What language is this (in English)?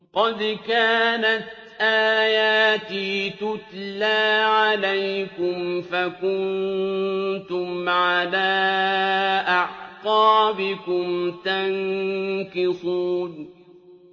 Arabic